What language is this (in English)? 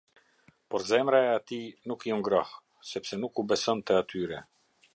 Albanian